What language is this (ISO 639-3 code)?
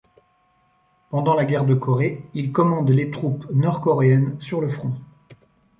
fra